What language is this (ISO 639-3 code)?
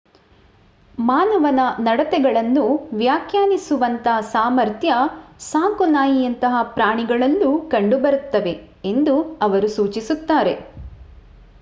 kan